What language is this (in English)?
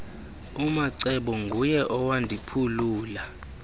Xhosa